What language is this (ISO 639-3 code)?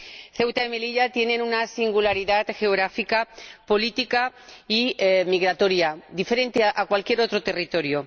spa